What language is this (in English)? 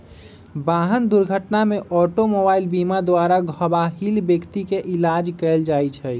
Magahi